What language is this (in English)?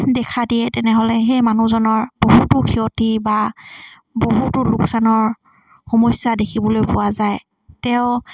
Assamese